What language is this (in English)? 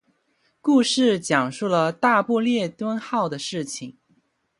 Chinese